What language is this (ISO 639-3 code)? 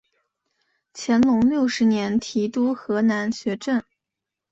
zho